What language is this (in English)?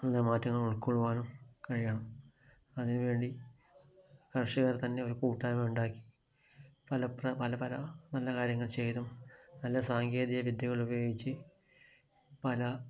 Malayalam